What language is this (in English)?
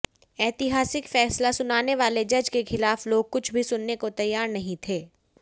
Hindi